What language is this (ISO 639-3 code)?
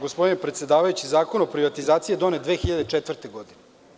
srp